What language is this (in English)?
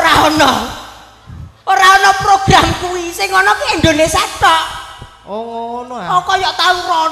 Indonesian